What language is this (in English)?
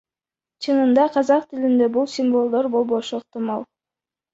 Kyrgyz